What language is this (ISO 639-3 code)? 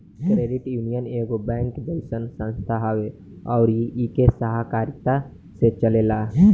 bho